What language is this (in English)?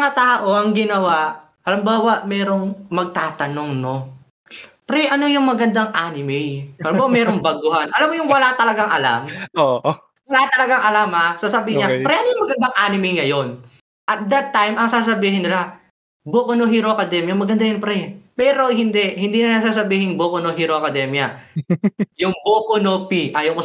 Filipino